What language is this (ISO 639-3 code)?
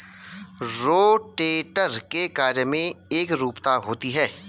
hin